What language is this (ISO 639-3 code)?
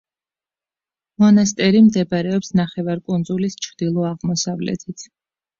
kat